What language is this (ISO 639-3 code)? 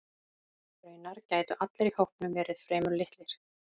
isl